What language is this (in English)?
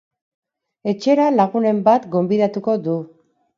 Basque